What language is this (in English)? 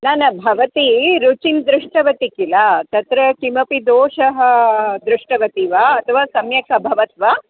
Sanskrit